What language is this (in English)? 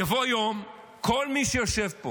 Hebrew